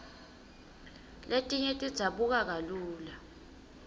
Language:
Swati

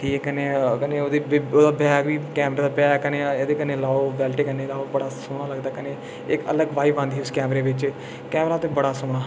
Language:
Dogri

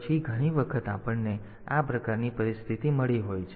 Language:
Gujarati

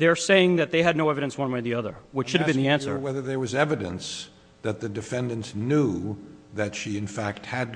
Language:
English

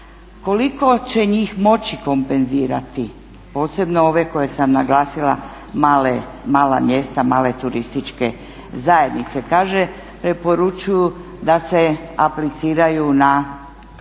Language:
Croatian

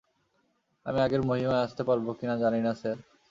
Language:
Bangla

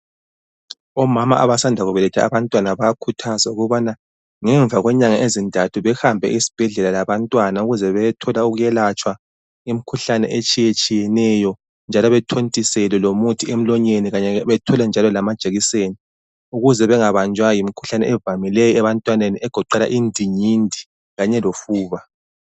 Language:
North Ndebele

